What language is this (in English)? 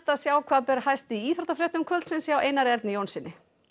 Icelandic